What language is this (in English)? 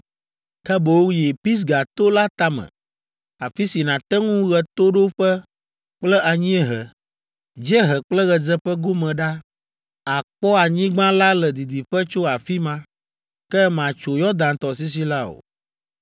Ewe